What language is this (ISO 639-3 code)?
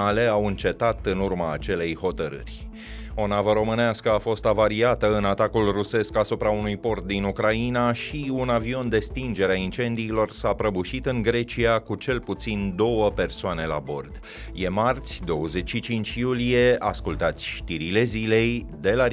ron